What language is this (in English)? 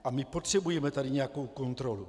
Czech